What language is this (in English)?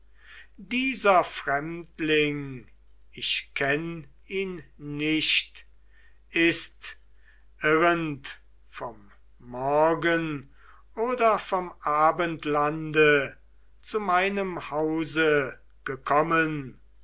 German